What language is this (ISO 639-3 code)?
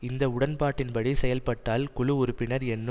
tam